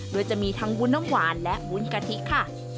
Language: Thai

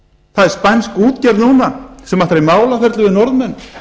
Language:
Icelandic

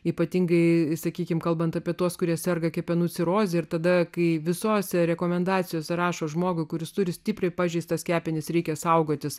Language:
Lithuanian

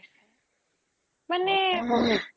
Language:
Assamese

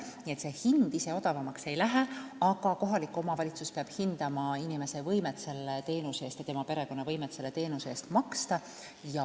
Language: Estonian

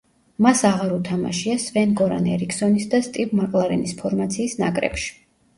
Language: Georgian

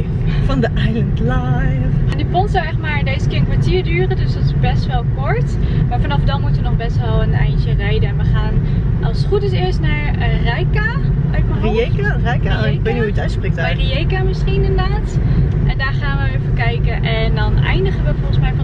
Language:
Dutch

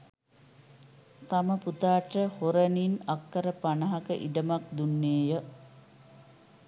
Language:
Sinhala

